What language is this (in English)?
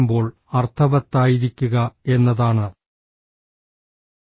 Malayalam